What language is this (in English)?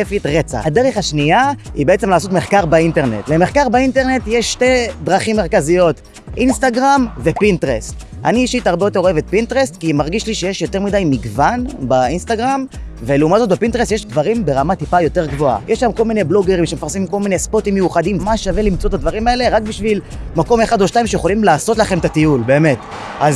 Hebrew